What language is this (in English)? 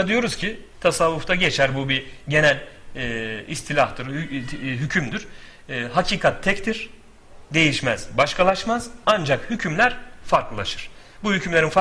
Turkish